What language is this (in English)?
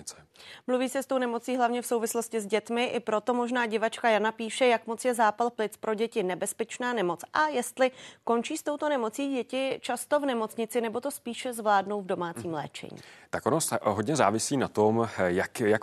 Czech